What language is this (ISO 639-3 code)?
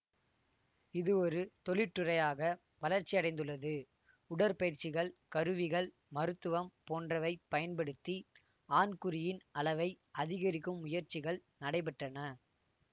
tam